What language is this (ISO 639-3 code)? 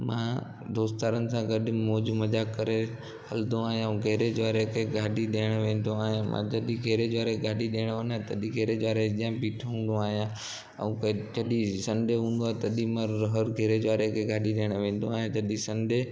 snd